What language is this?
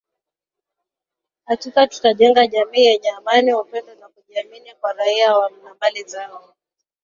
Swahili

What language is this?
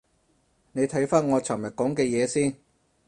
Cantonese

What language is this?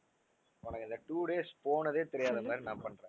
Tamil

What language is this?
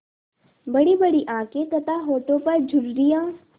Hindi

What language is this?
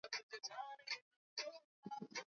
Swahili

